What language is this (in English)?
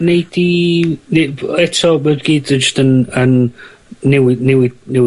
Welsh